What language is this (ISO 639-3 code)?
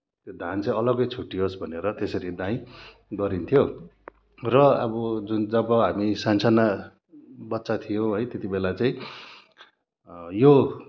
nep